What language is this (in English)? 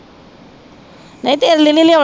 Punjabi